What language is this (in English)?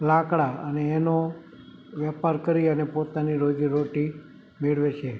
Gujarati